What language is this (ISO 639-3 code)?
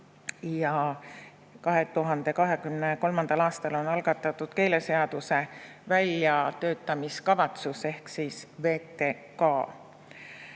est